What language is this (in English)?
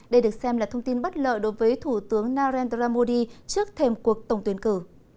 Vietnamese